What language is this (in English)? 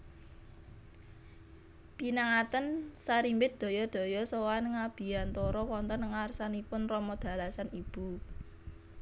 Javanese